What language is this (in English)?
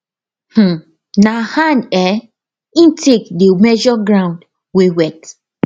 Nigerian Pidgin